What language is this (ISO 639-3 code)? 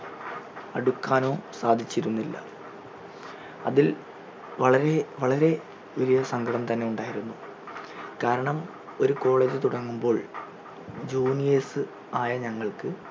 mal